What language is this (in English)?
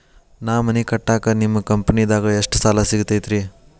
Kannada